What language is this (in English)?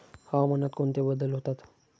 Marathi